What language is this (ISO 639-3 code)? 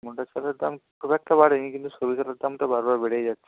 ben